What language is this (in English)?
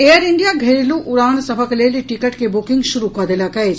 Maithili